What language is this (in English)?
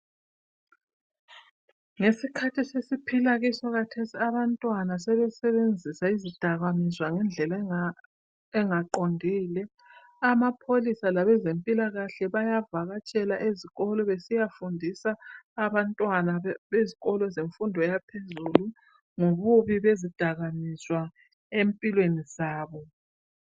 North Ndebele